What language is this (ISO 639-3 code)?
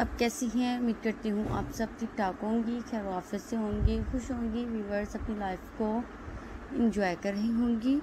hin